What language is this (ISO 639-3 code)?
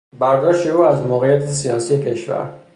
fas